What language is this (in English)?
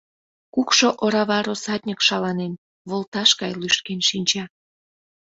Mari